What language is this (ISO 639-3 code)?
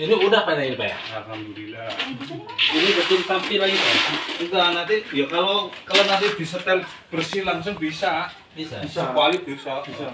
ind